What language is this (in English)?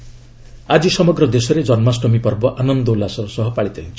Odia